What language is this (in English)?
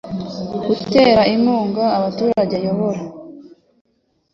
Kinyarwanda